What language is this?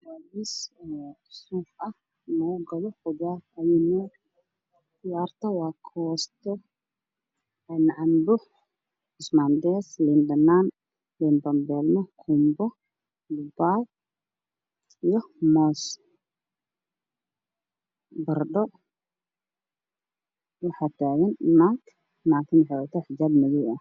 Somali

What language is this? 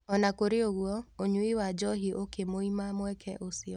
Kikuyu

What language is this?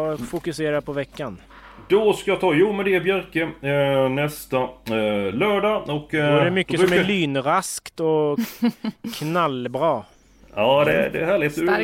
Swedish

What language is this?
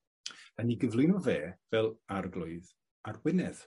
Welsh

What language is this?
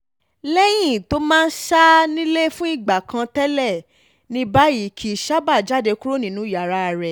Yoruba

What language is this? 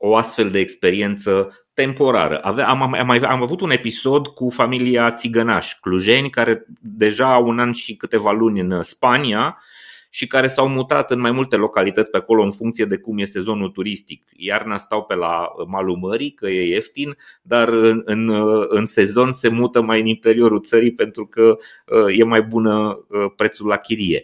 Romanian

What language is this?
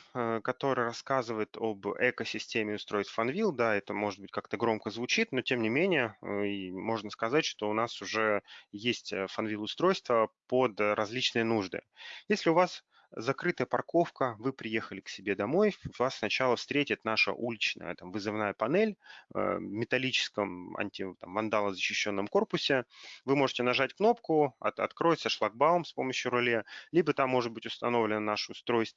Russian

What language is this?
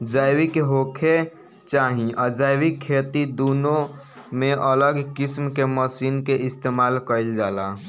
Bhojpuri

